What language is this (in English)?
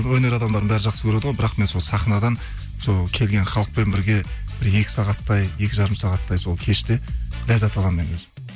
Kazakh